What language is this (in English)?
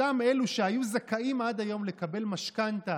Hebrew